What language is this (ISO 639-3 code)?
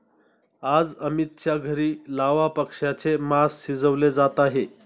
mar